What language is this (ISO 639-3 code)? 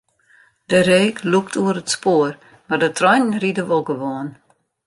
fry